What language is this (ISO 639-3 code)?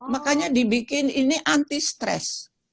ind